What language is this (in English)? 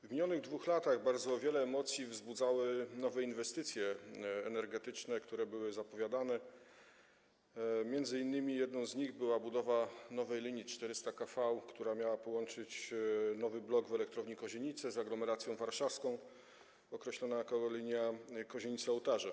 Polish